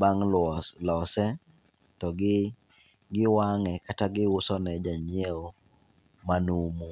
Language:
Luo (Kenya and Tanzania)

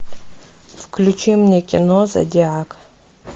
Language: Russian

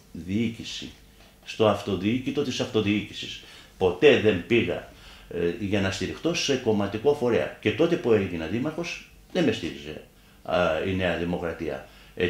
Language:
Greek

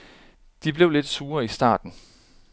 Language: Danish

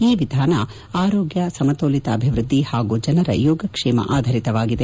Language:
Kannada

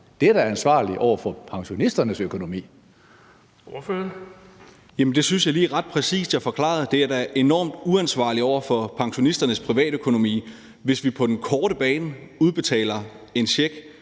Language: Danish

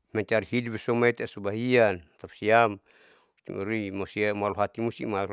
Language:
Saleman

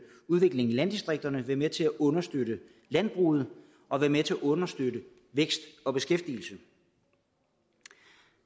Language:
Danish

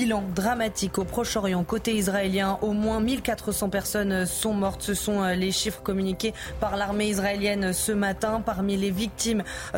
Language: French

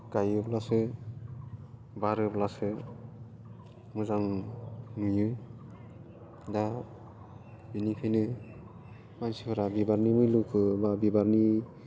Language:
Bodo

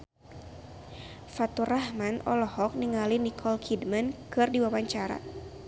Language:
Sundanese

